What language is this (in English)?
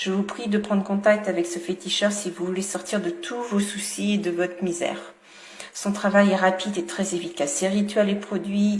French